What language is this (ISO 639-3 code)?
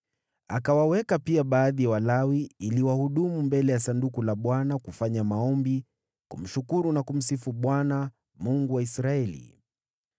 swa